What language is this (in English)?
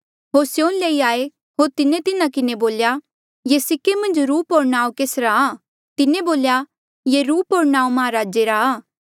Mandeali